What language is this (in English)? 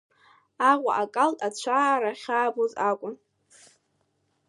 Abkhazian